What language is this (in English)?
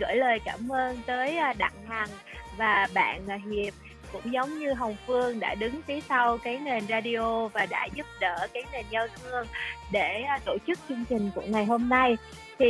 Vietnamese